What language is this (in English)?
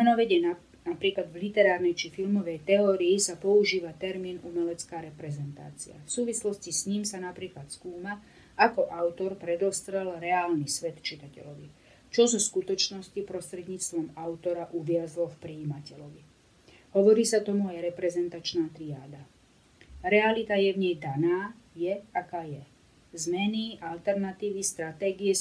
Slovak